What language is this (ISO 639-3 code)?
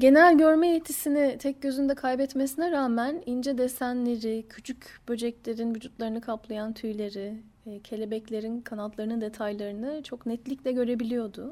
tur